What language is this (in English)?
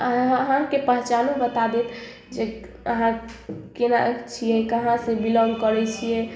Maithili